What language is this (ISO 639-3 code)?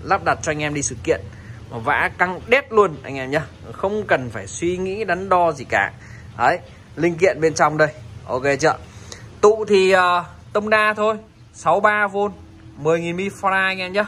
vie